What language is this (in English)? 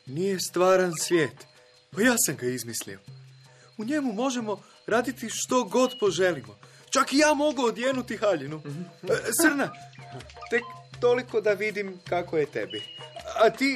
Croatian